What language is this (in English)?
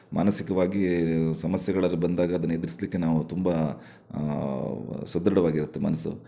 Kannada